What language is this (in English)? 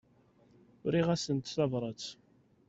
Kabyle